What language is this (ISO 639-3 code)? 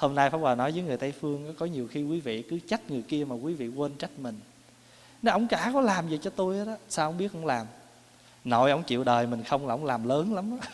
vie